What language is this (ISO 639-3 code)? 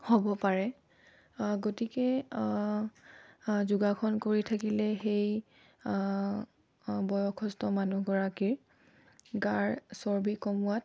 asm